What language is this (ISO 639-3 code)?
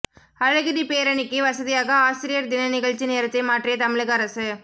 tam